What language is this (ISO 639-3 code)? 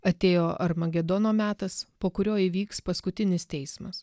lit